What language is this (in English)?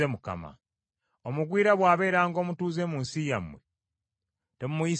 Ganda